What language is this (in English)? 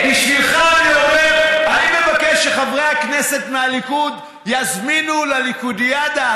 Hebrew